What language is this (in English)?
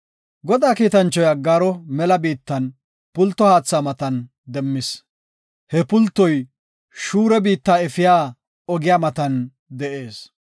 Gofa